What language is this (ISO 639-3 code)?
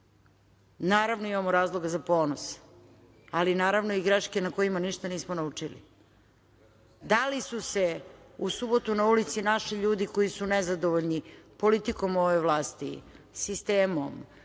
srp